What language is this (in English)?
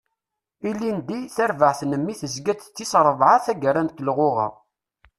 Kabyle